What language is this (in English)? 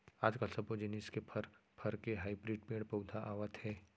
Chhattisgarhi